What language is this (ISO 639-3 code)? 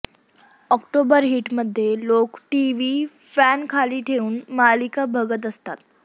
mar